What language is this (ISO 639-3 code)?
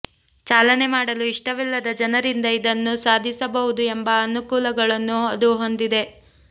kan